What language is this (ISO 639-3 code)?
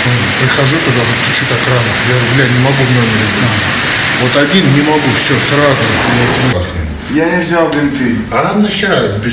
rus